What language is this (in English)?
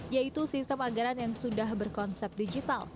Indonesian